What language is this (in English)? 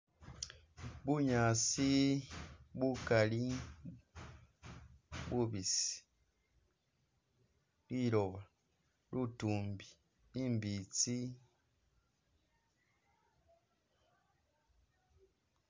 Masaaba